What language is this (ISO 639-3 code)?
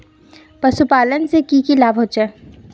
mag